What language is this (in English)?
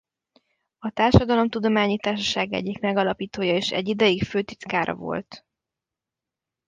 Hungarian